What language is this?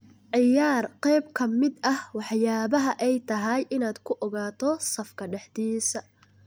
Somali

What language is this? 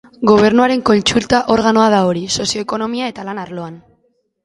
Basque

